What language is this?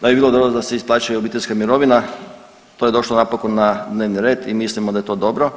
Croatian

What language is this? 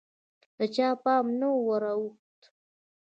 Pashto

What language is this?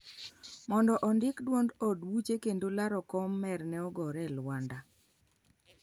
Luo (Kenya and Tanzania)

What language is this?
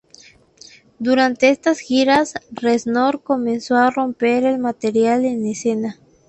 Spanish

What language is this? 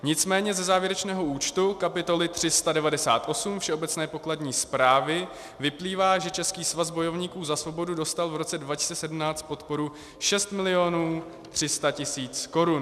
Czech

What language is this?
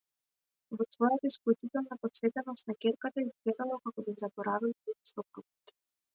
Macedonian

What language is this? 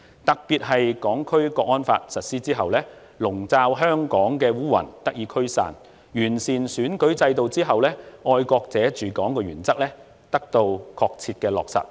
Cantonese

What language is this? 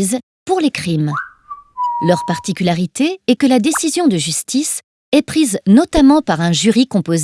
French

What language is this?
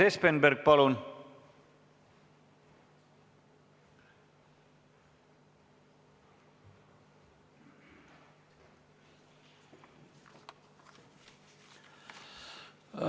Estonian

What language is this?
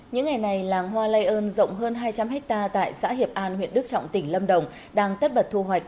Vietnamese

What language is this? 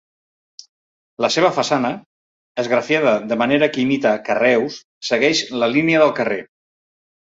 Catalan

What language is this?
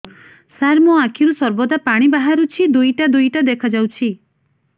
Odia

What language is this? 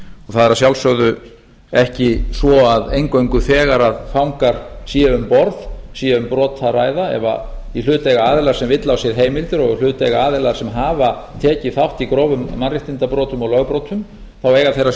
Icelandic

